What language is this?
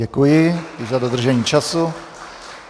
Czech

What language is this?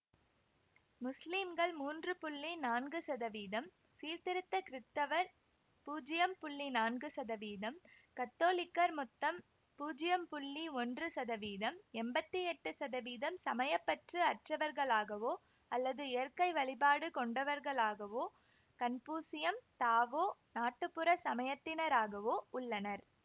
Tamil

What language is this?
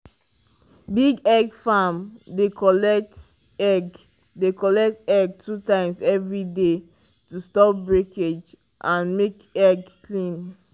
Nigerian Pidgin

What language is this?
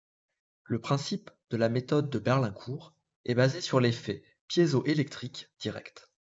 French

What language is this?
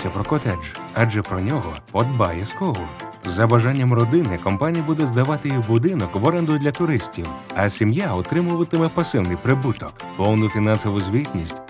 Ukrainian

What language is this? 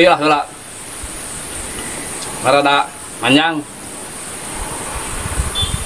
Indonesian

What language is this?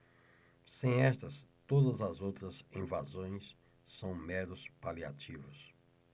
Portuguese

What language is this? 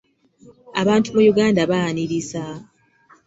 Ganda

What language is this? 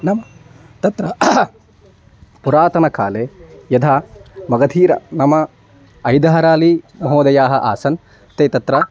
Sanskrit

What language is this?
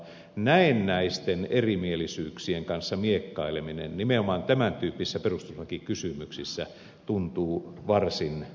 Finnish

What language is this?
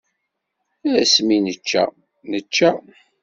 Kabyle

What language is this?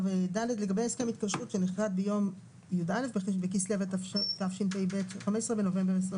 Hebrew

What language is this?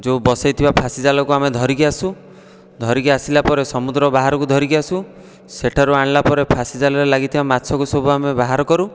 Odia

